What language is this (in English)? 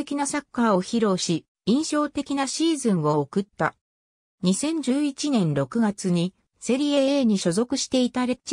Japanese